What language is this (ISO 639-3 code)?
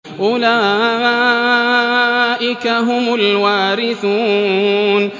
ara